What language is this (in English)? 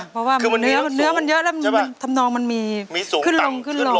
Thai